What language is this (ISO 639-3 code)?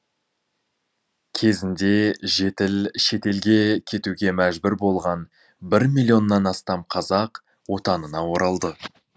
kaz